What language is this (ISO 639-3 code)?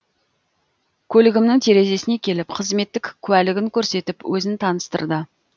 kaz